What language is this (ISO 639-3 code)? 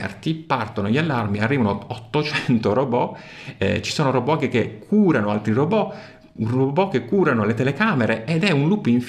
ita